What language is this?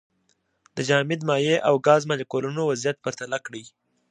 Pashto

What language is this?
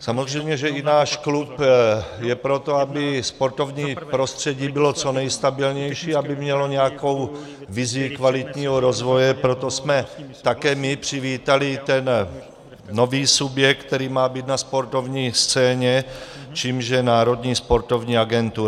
Czech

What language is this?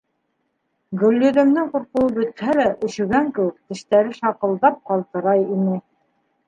Bashkir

